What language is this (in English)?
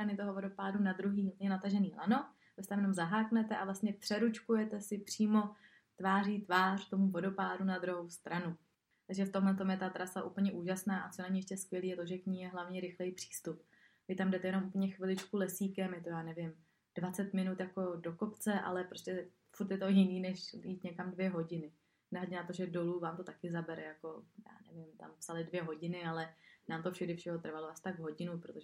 Czech